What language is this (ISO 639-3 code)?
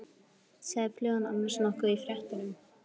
isl